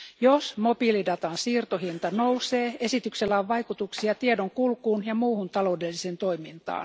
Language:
Finnish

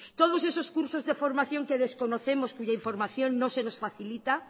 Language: Spanish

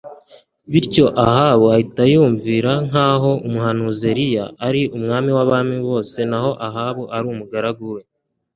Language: Kinyarwanda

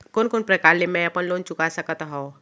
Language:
Chhattisgarhi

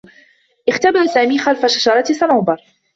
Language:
Arabic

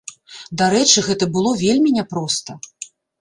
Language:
Belarusian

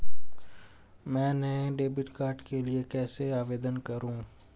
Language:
Hindi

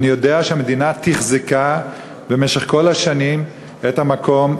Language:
Hebrew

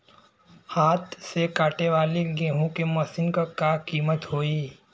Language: Bhojpuri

